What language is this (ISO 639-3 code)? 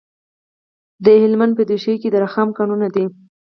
pus